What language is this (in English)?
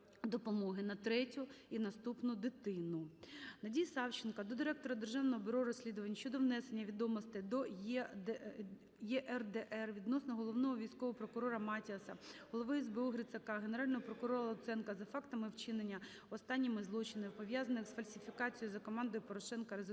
Ukrainian